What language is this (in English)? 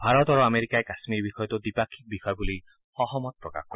Assamese